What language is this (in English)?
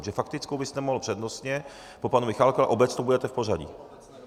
Czech